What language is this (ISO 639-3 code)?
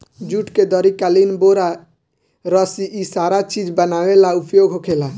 bho